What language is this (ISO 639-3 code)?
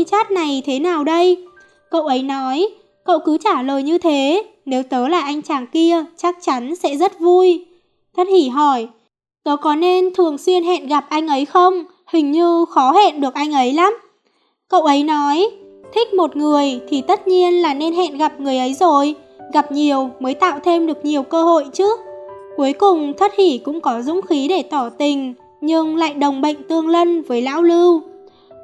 vie